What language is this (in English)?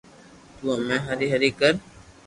Loarki